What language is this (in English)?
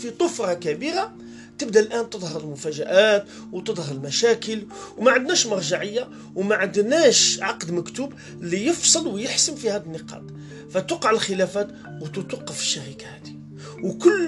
Arabic